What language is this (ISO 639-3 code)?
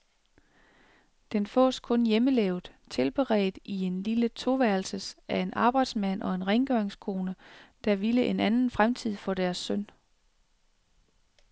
dan